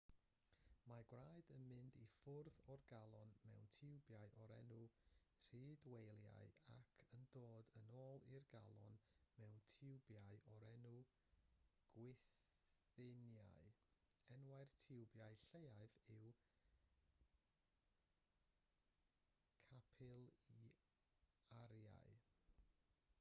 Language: Welsh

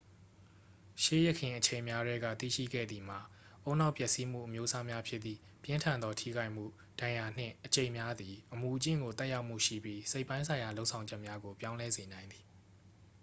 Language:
Burmese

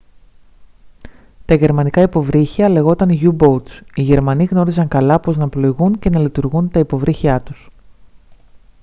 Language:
Greek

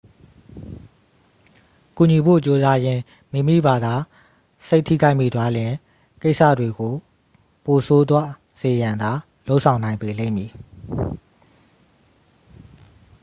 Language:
Burmese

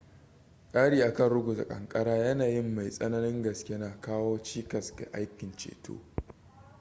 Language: Hausa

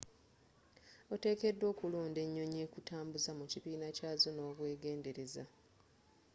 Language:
Ganda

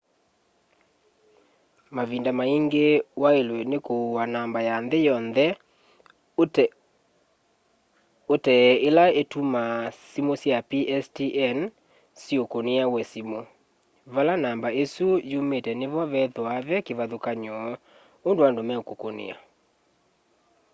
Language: Kamba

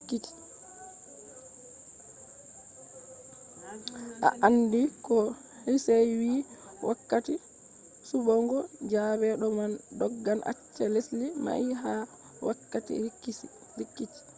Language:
Fula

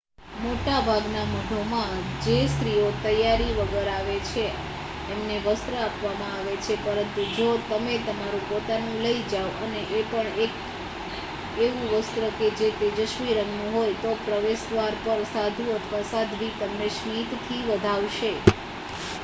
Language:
Gujarati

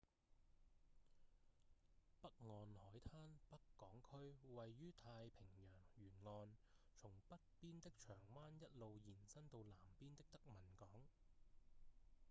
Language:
Cantonese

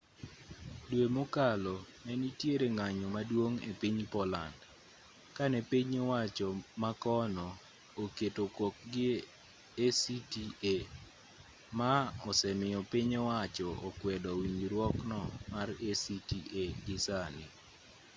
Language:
Luo (Kenya and Tanzania)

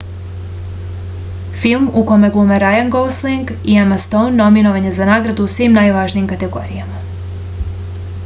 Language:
Serbian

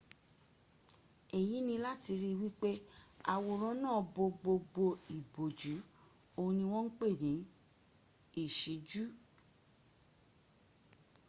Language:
Yoruba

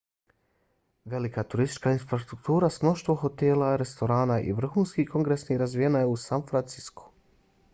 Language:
Bosnian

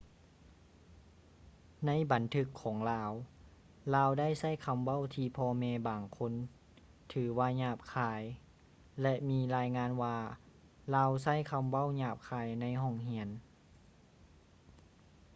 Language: Lao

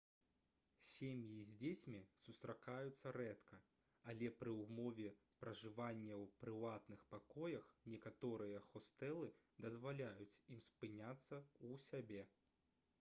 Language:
Belarusian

